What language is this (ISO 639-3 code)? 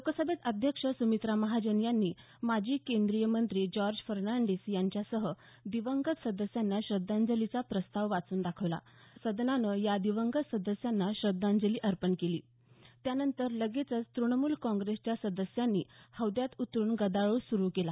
mar